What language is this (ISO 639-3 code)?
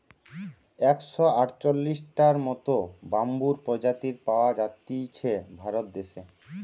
ben